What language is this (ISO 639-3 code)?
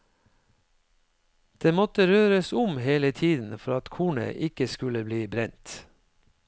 nor